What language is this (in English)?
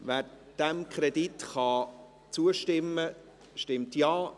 Swiss German